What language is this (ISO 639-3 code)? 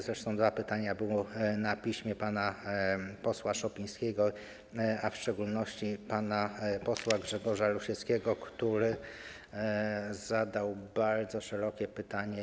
pol